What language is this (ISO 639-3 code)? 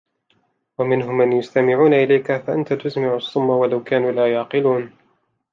ara